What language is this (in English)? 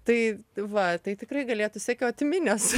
Lithuanian